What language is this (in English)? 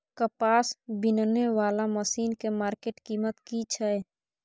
Maithili